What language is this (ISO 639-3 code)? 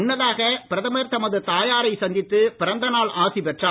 tam